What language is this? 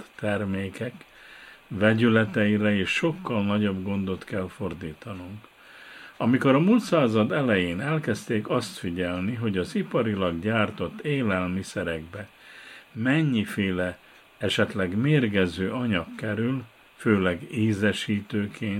Hungarian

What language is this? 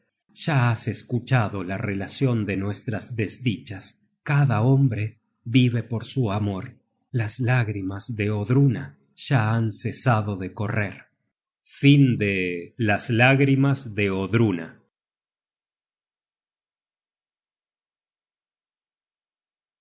Spanish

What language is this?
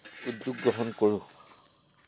Assamese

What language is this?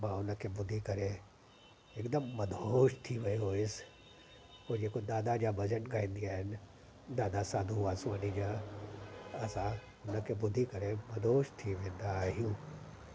Sindhi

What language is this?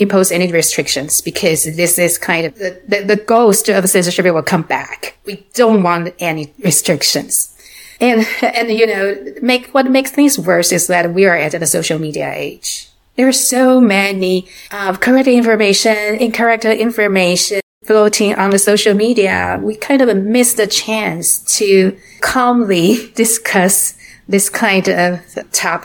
English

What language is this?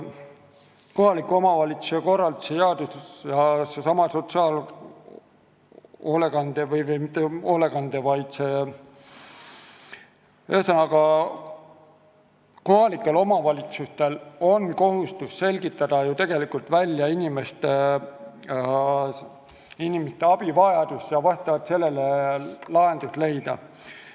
Estonian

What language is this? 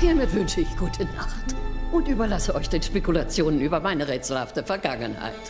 German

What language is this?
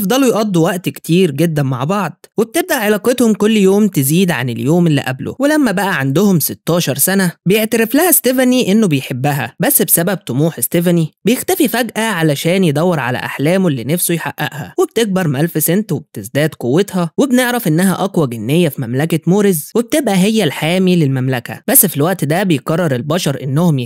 Arabic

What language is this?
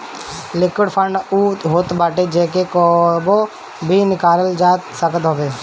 Bhojpuri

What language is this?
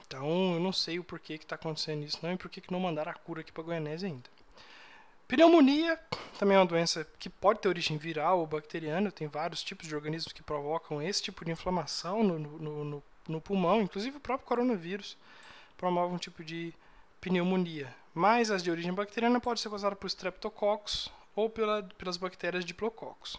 Portuguese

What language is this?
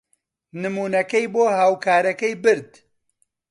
Central Kurdish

